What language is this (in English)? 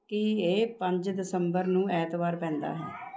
Punjabi